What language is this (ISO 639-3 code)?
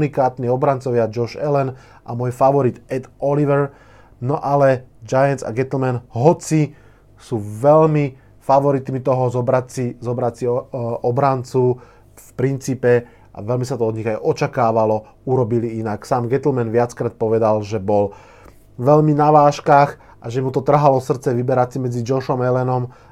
slk